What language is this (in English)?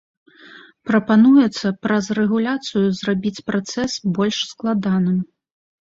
Belarusian